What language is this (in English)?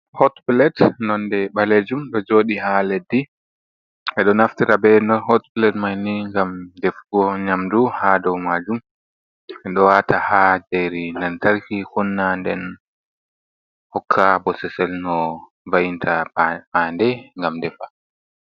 Fula